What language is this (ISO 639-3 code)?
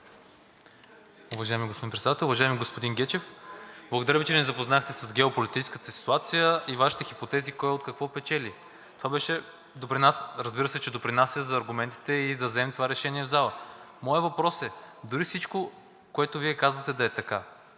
bul